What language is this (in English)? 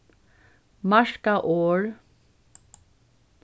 Faroese